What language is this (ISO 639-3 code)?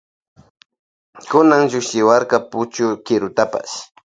qvj